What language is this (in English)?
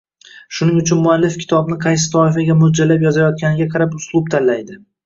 Uzbek